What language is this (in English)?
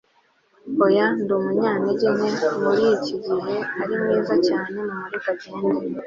Kinyarwanda